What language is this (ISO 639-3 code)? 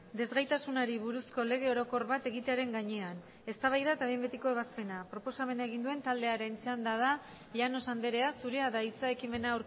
eus